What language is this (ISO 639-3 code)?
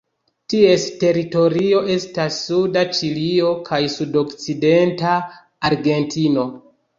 epo